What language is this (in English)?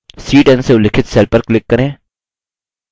Hindi